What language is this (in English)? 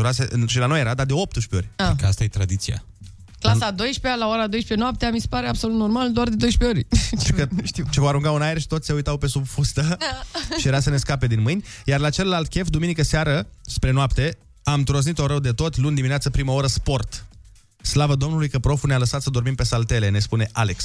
Romanian